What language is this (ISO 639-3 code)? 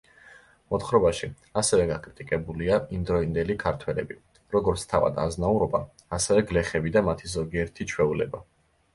kat